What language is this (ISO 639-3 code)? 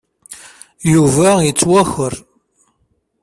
kab